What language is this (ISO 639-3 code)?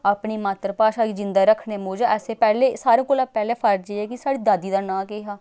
doi